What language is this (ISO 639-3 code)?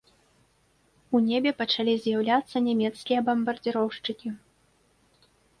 bel